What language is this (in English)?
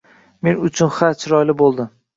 Uzbek